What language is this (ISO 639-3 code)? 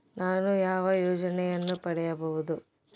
kan